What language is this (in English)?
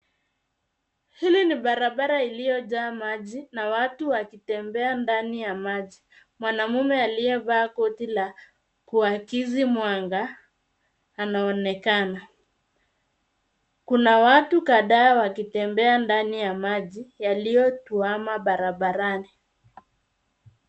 Swahili